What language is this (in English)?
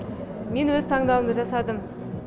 Kazakh